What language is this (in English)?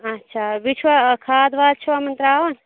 Kashmiri